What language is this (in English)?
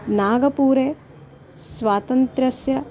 Sanskrit